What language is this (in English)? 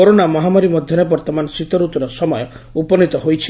Odia